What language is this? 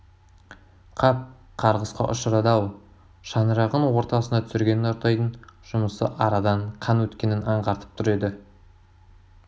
Kazakh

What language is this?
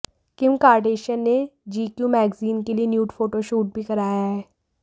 Hindi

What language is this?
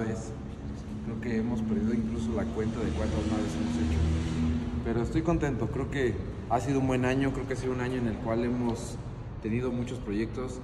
Spanish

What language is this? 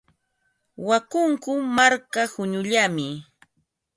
Ambo-Pasco Quechua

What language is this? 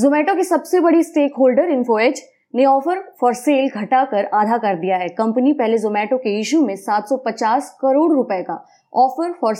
Hindi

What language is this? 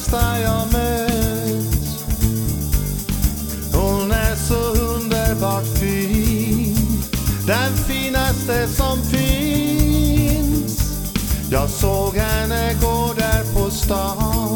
Swedish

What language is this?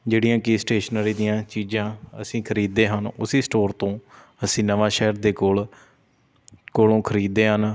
Punjabi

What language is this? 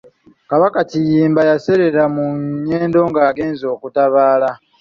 Ganda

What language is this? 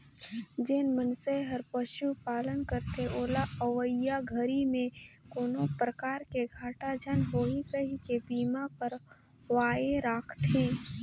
Chhattisgarhi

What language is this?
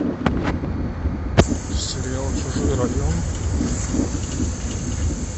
Russian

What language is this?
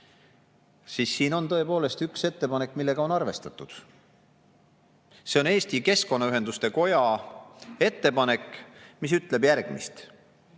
Estonian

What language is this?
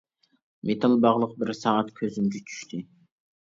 Uyghur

